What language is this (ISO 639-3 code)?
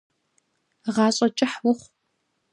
kbd